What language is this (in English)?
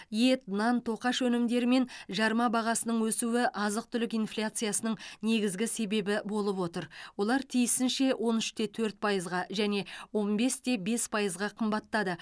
Kazakh